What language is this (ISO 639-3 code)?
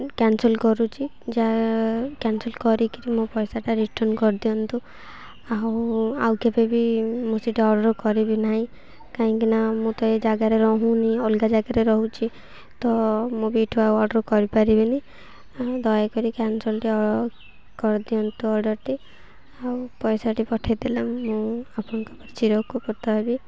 ori